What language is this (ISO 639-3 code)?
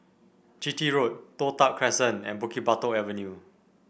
eng